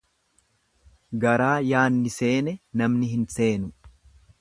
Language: Oromo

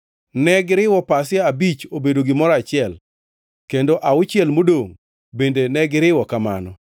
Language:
Luo (Kenya and Tanzania)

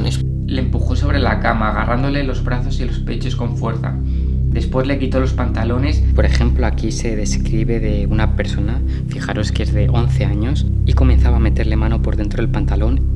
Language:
Spanish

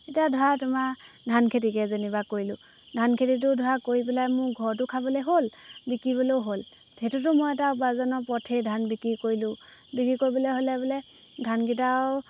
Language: Assamese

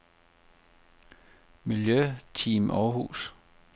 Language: Danish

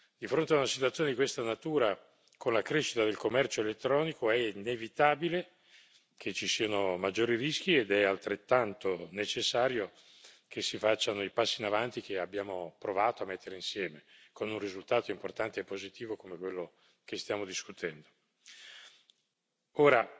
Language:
Italian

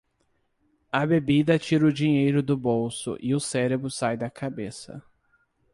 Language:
Portuguese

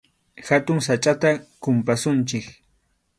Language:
Arequipa-La Unión Quechua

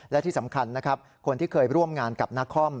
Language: Thai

